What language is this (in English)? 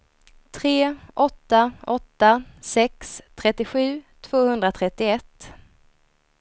Swedish